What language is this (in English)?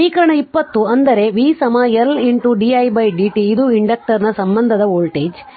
Kannada